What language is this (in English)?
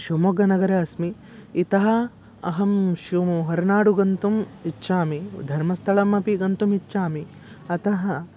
Sanskrit